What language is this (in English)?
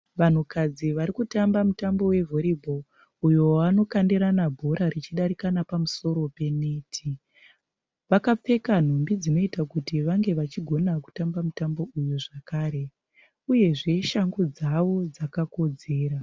Shona